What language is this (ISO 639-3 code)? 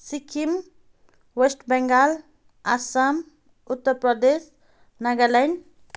nep